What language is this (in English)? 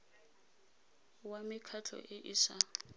Tswana